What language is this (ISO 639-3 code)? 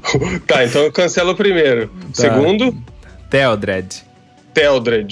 por